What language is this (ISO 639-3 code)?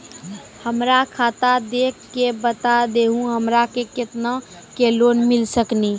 mai